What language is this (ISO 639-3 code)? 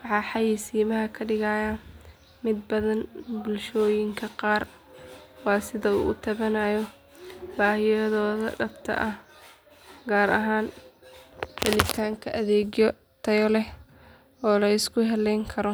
som